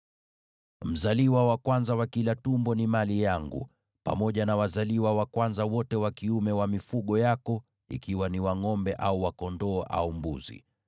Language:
Swahili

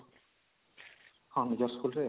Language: Odia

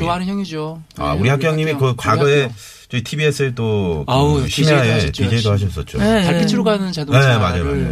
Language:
Korean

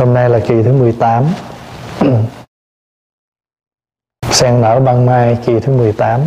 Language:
Vietnamese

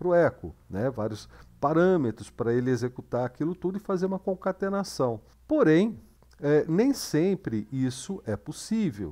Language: Portuguese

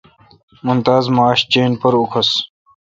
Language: Kalkoti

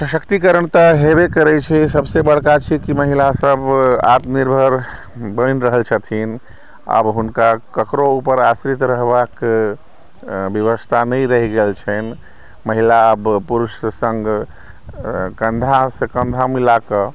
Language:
Maithili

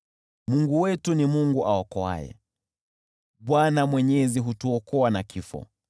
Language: Swahili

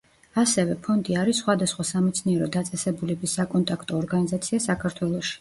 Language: Georgian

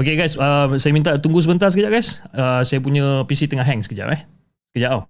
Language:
Malay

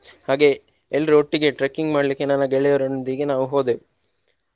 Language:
Kannada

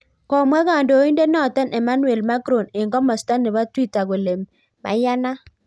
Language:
Kalenjin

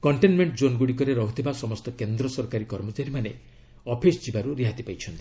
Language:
Odia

